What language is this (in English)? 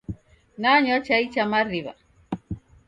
Taita